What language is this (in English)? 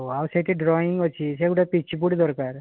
Odia